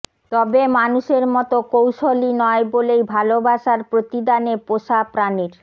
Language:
Bangla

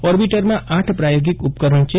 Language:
Gujarati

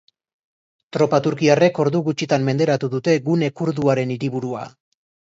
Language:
Basque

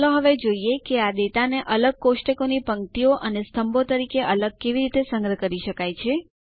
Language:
Gujarati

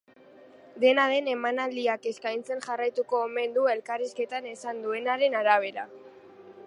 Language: Basque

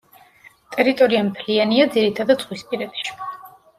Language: Georgian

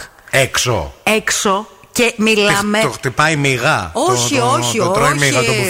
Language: Greek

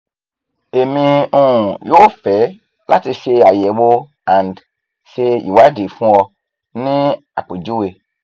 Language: Yoruba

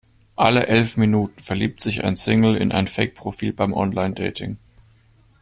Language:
German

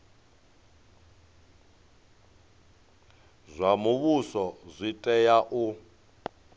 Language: Venda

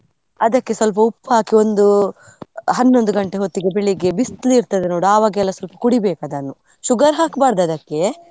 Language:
Kannada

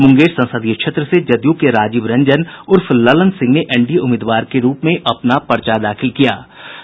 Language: Hindi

